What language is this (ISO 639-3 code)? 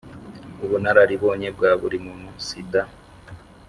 kin